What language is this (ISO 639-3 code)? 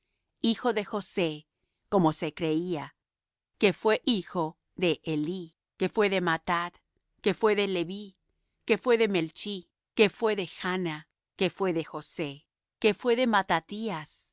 spa